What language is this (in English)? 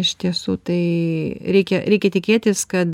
Lithuanian